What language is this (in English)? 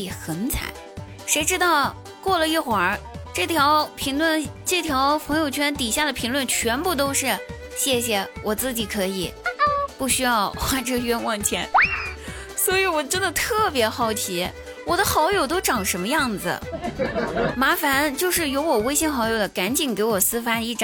Chinese